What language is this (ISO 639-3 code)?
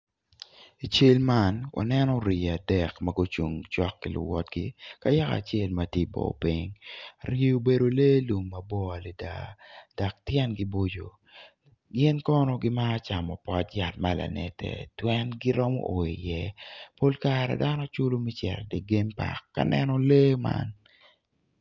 ach